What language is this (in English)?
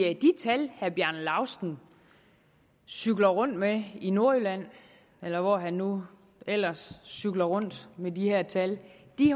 Danish